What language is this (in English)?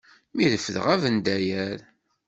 Kabyle